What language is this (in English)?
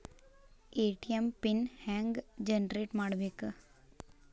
Kannada